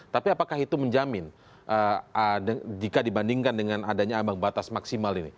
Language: Indonesian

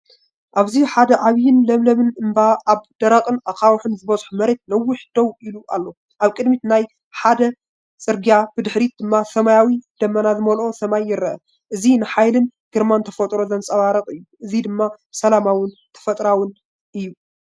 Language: Tigrinya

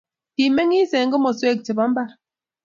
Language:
Kalenjin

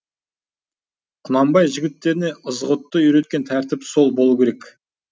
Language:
Kazakh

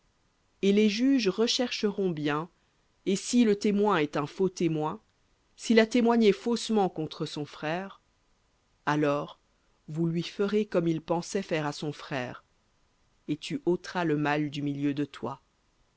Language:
French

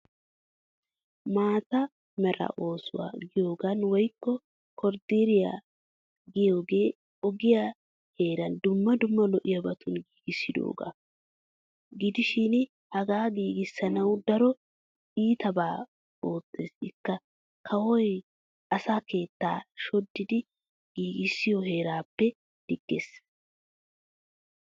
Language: Wolaytta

